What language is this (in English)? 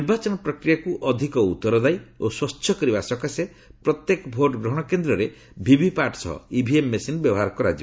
Odia